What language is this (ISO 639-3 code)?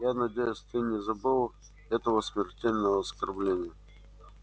rus